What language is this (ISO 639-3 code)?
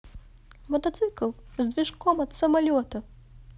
rus